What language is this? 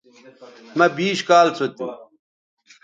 Bateri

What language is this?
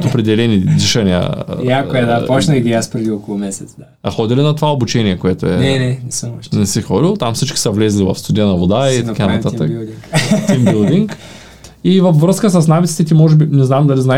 Bulgarian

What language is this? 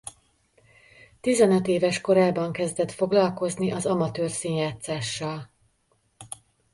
Hungarian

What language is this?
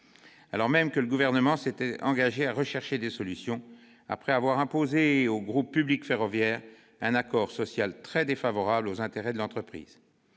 French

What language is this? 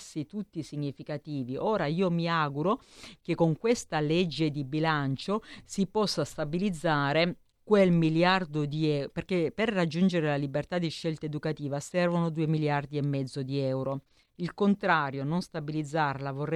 Italian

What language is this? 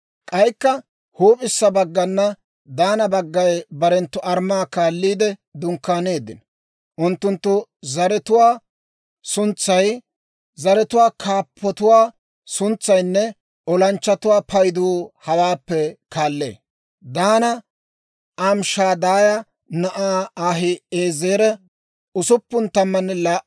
Dawro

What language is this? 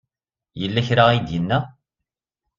Kabyle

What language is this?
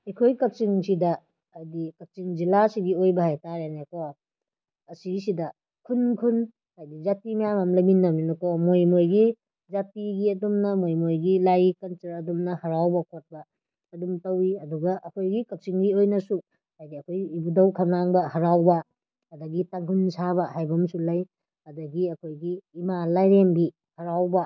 Manipuri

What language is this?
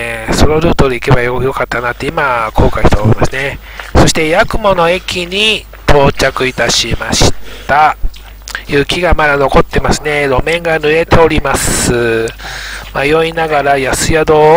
Japanese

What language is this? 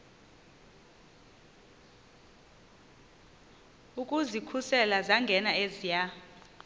Xhosa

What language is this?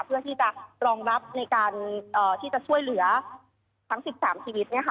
Thai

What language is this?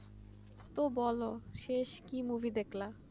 Bangla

